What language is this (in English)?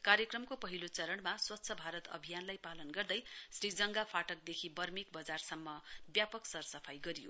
Nepali